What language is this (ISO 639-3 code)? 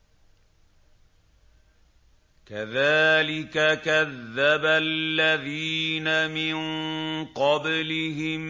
ara